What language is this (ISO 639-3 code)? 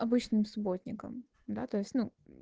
rus